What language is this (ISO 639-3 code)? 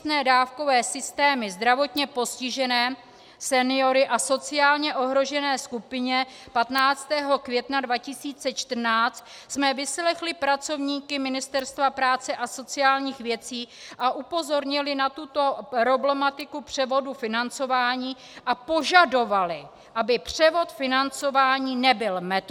ces